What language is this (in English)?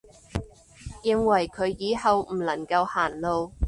Cantonese